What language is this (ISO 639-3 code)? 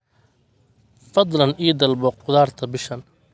som